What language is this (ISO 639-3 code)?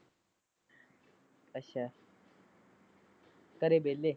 pan